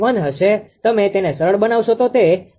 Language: Gujarati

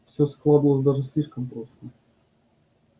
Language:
Russian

